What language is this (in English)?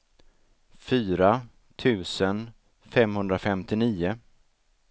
Swedish